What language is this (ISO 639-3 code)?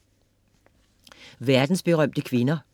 dan